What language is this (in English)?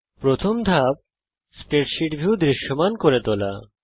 Bangla